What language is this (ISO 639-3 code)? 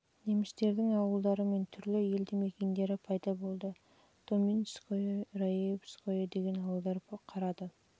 kaz